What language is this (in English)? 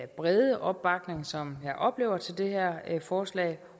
Danish